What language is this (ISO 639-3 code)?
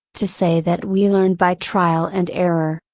eng